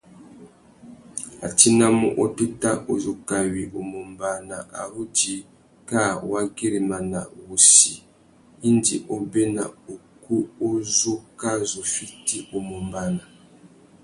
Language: Tuki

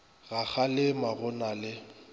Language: Northern Sotho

